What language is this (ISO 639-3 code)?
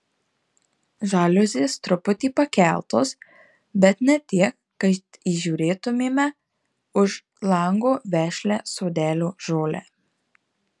lit